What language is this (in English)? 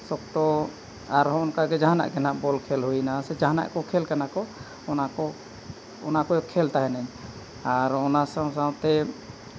Santali